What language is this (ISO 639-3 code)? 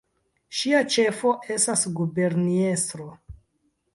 epo